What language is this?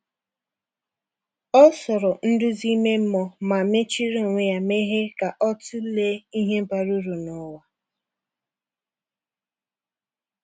Igbo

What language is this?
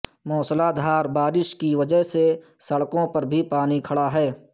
Urdu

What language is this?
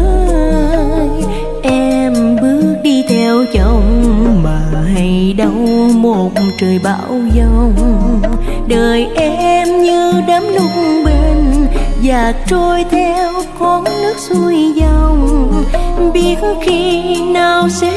Vietnamese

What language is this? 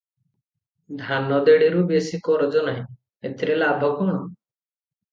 Odia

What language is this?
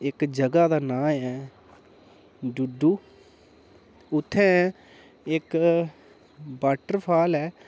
Dogri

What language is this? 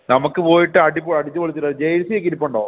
Malayalam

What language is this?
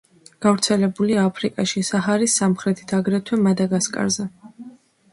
Georgian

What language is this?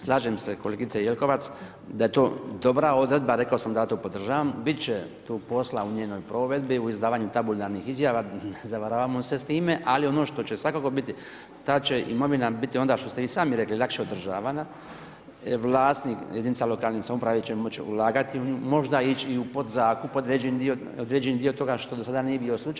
Croatian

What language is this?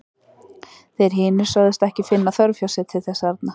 Icelandic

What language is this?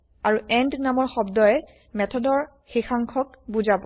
Assamese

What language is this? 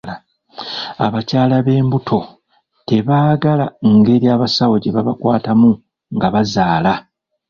Ganda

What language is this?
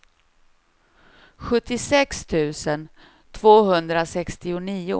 Swedish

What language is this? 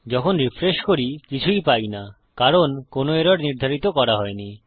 Bangla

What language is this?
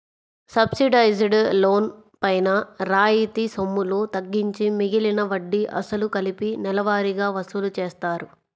Telugu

